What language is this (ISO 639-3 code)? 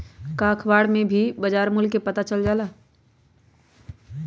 mag